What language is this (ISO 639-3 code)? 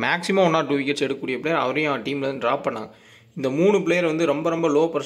tam